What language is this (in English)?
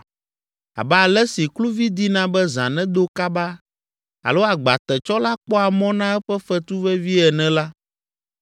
Ewe